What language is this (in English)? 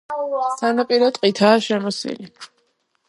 Georgian